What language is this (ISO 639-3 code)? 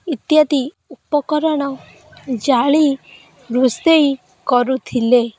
ori